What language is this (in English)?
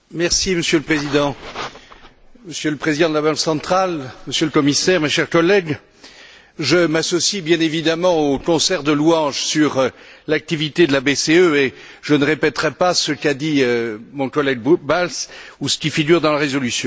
French